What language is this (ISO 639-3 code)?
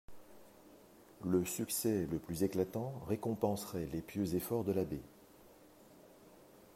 fra